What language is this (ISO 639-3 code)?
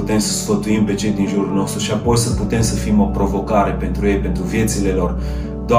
ron